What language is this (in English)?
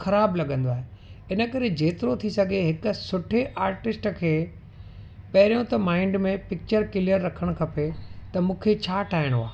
Sindhi